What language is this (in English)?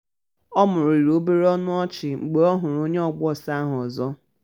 Igbo